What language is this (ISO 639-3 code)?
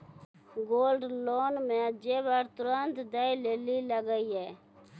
mai